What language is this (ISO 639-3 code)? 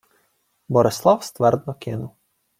ukr